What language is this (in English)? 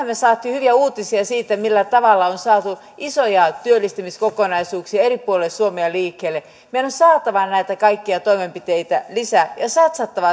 Finnish